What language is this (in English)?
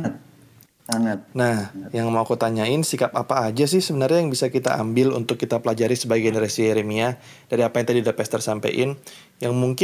Indonesian